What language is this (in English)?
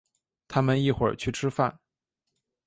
Chinese